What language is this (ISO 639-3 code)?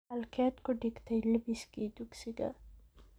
som